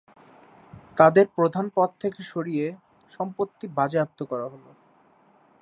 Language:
Bangla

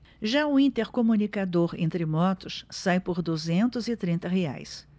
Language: Portuguese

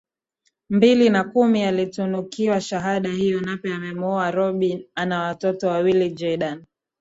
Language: Swahili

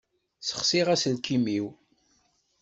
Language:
Kabyle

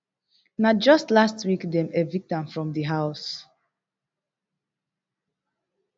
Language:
Nigerian Pidgin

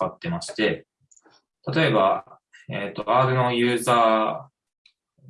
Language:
Japanese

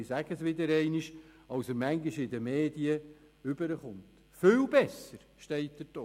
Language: Swiss German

